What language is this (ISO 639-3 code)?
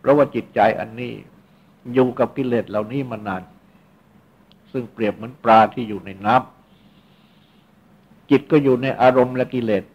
tha